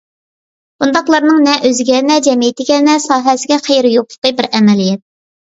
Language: Uyghur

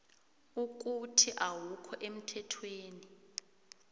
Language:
South Ndebele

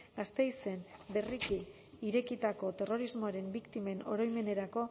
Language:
Basque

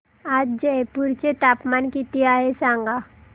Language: Marathi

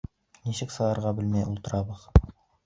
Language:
Bashkir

